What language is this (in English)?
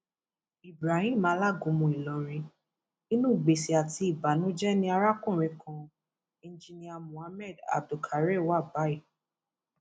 Yoruba